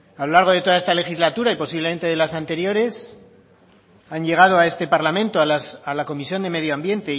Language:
Spanish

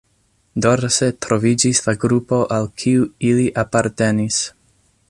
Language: Esperanto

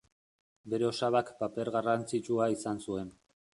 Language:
Basque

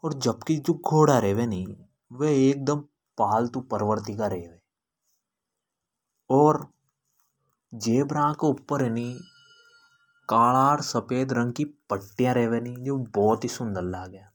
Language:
Hadothi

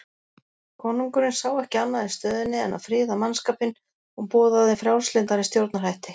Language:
Icelandic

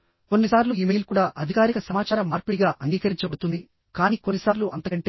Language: Telugu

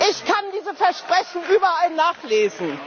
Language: German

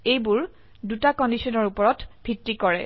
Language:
Assamese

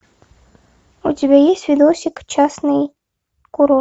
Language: Russian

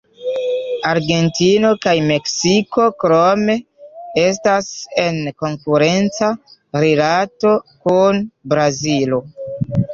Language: Esperanto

